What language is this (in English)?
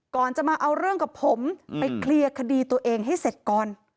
Thai